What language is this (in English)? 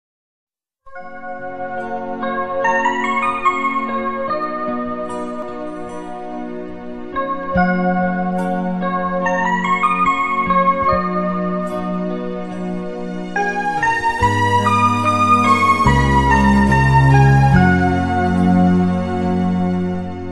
Korean